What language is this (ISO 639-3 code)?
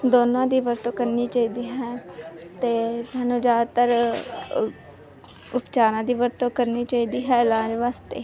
pan